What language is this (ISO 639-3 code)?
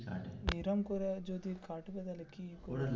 ben